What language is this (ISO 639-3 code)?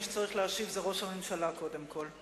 heb